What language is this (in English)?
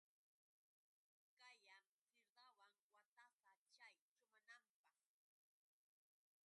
Yauyos Quechua